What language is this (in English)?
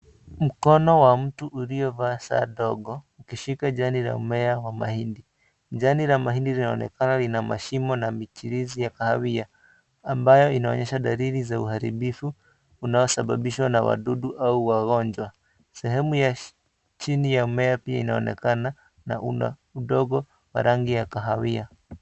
Swahili